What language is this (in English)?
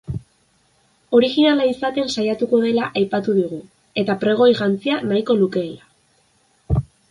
Basque